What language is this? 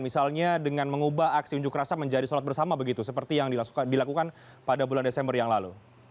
Indonesian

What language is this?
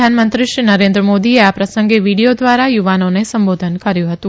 Gujarati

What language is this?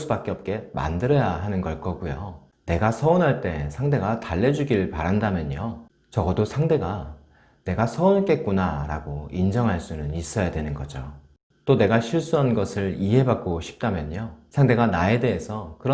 Korean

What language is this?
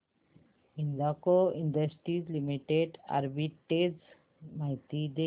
Marathi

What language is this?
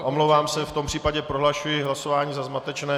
Czech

